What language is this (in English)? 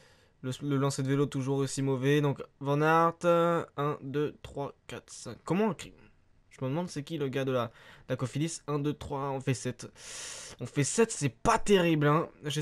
French